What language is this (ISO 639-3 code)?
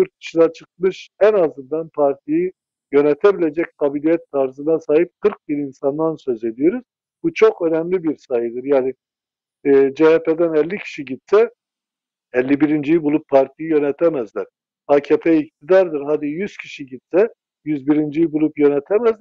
tur